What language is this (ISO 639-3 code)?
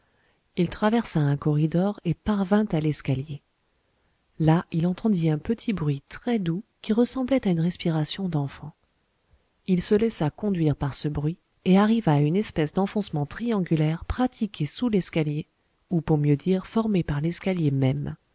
fra